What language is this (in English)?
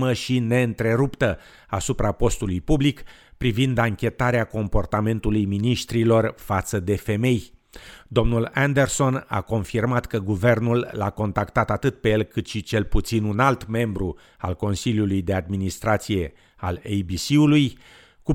Romanian